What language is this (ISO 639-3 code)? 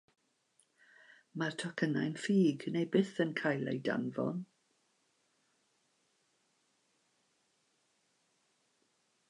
cym